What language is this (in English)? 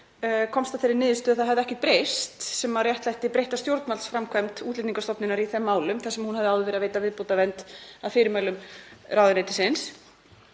Icelandic